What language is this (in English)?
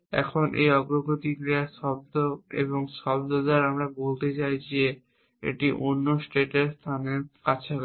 Bangla